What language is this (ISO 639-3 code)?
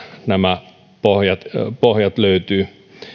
fin